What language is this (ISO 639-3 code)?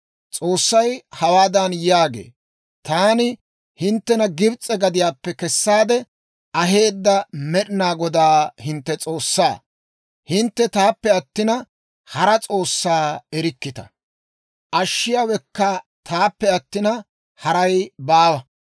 dwr